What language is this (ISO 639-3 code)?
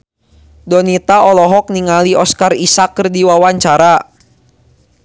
sun